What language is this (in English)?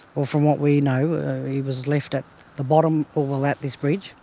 English